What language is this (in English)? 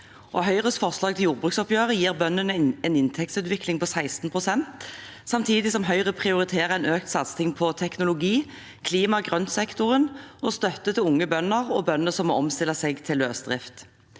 Norwegian